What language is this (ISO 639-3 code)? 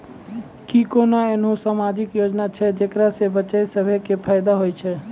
mai